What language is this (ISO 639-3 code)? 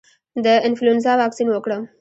pus